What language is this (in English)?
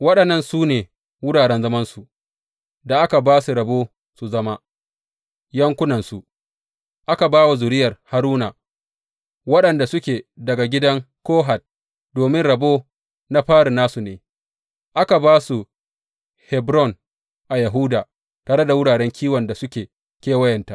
Hausa